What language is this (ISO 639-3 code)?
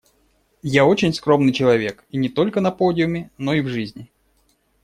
rus